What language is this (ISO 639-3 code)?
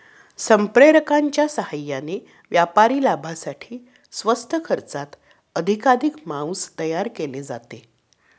mar